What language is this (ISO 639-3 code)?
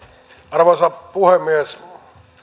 fin